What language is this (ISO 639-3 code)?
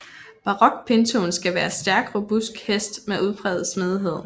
dan